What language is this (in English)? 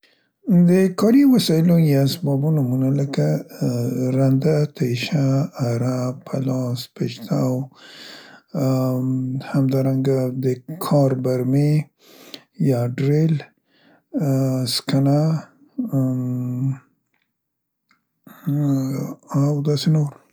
Central Pashto